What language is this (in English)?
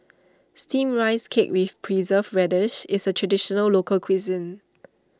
English